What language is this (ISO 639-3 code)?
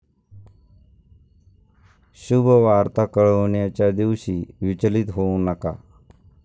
mar